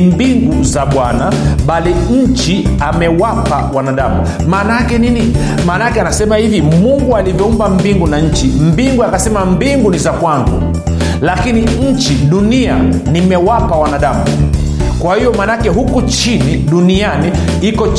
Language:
Swahili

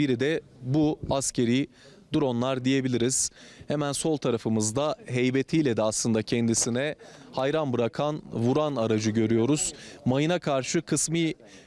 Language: Turkish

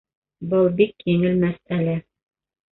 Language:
Bashkir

